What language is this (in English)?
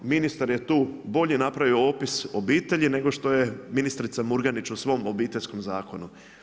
Croatian